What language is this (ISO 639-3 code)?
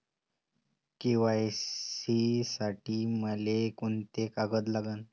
mar